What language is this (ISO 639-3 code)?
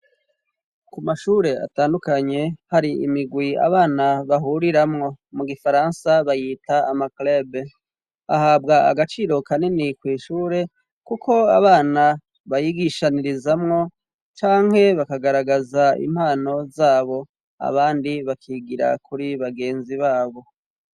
run